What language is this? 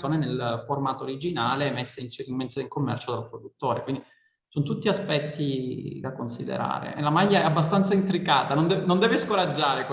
Italian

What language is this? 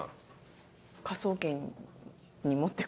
Japanese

